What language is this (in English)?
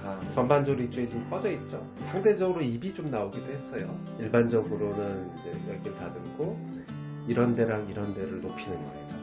Korean